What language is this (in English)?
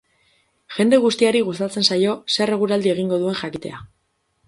Basque